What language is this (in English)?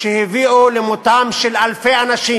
Hebrew